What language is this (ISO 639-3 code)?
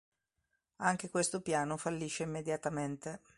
ita